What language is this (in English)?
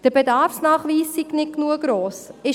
Swiss German